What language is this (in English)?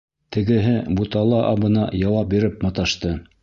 Bashkir